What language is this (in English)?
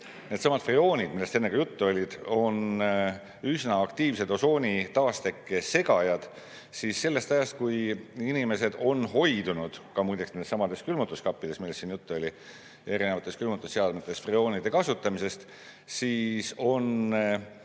Estonian